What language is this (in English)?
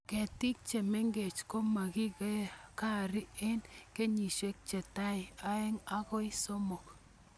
Kalenjin